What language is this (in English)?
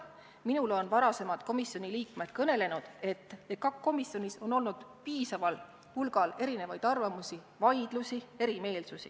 Estonian